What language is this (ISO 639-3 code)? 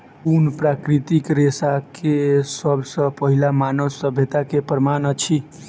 mai